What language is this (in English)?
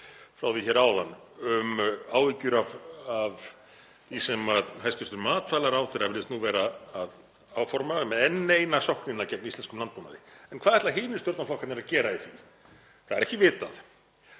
Icelandic